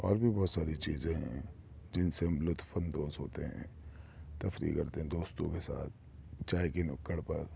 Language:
Urdu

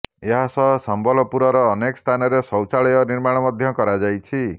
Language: Odia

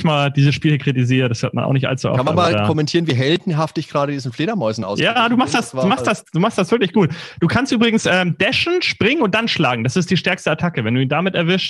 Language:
German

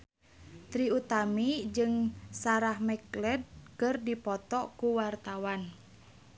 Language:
Sundanese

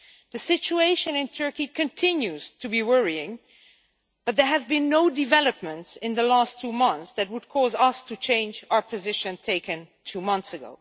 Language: English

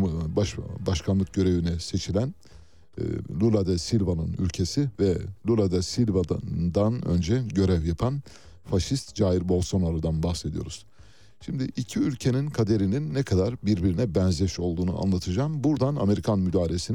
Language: Turkish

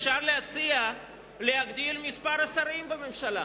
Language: Hebrew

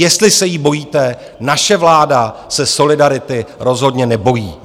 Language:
Czech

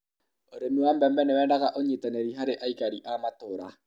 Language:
Kikuyu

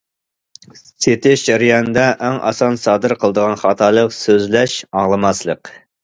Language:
Uyghur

